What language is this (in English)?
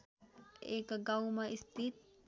Nepali